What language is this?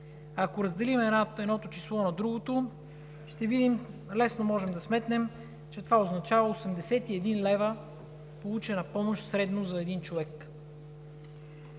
Bulgarian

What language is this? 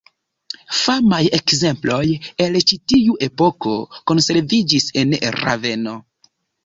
Esperanto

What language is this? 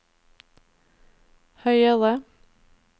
Norwegian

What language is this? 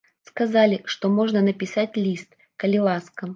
Belarusian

